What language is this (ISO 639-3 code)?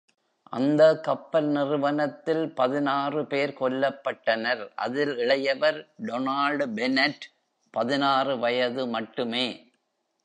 tam